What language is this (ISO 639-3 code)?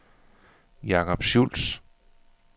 dan